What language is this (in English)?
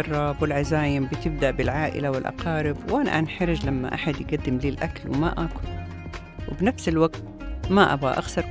Arabic